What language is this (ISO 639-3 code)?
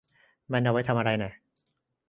tha